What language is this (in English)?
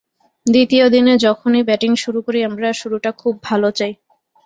Bangla